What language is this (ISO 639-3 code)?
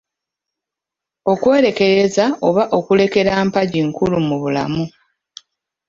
lug